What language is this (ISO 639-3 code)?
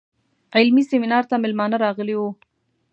pus